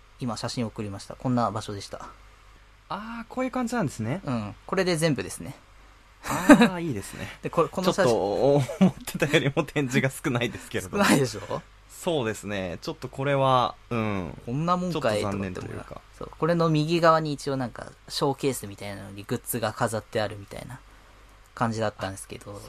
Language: Japanese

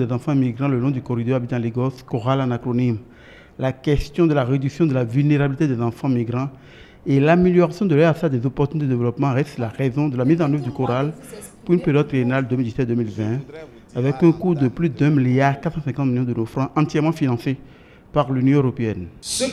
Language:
French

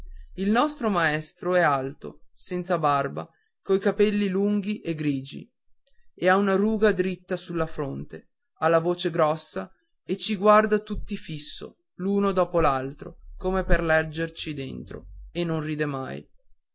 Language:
Italian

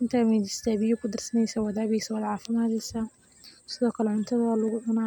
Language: Somali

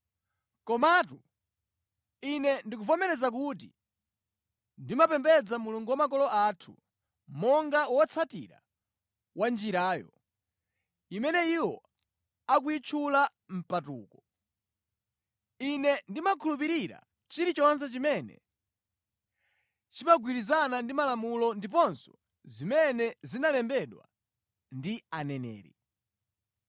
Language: Nyanja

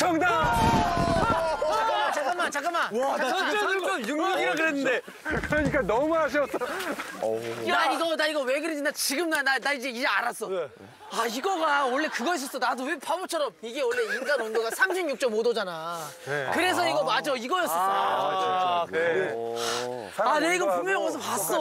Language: Korean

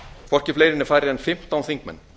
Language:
Icelandic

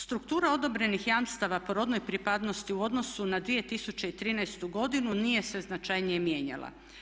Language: Croatian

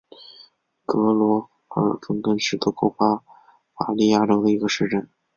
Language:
Chinese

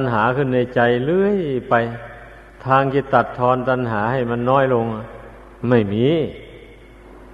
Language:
Thai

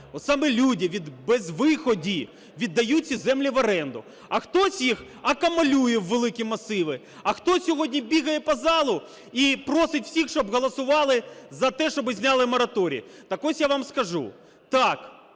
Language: Ukrainian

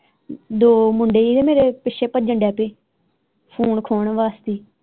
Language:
Punjabi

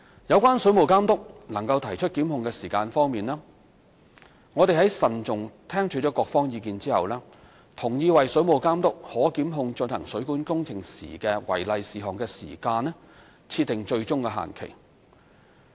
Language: Cantonese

